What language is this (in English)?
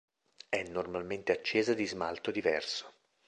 Italian